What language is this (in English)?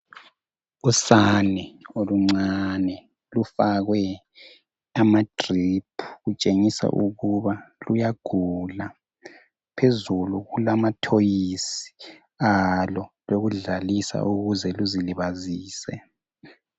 North Ndebele